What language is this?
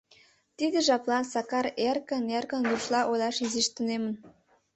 Mari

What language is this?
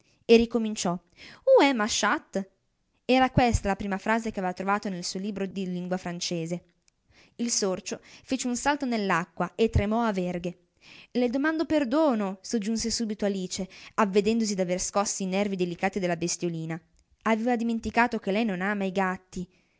Italian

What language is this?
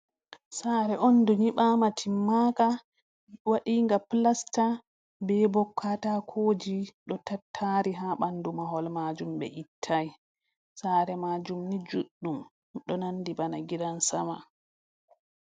Fula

